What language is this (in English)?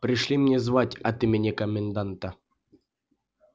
Russian